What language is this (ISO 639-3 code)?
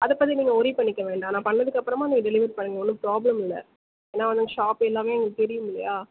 tam